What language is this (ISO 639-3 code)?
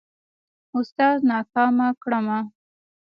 pus